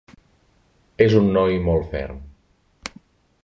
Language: Catalan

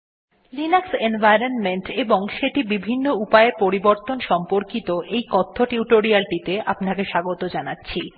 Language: Bangla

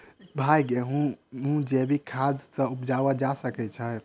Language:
Maithili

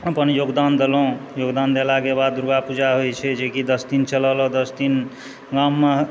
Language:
Maithili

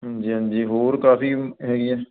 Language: Punjabi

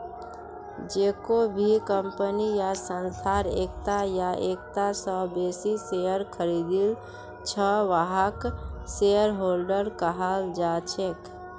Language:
Magahi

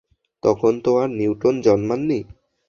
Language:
Bangla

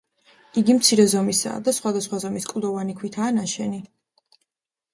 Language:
Georgian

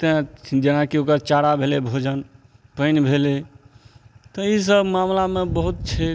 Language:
Maithili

